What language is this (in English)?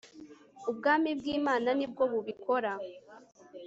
Kinyarwanda